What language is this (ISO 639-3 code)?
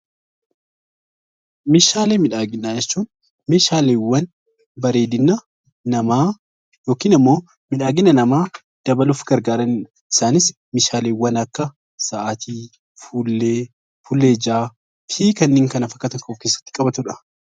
orm